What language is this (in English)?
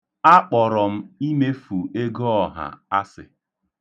Igbo